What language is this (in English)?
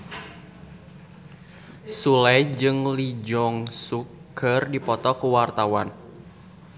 Sundanese